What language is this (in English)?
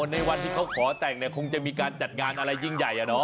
Thai